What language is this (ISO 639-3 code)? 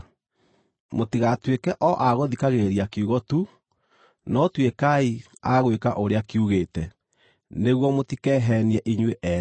kik